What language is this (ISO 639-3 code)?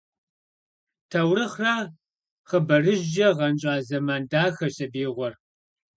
kbd